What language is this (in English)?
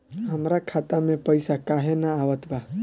Bhojpuri